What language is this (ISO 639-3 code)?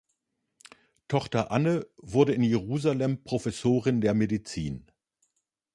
deu